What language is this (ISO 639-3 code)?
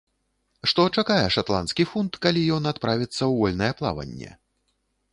bel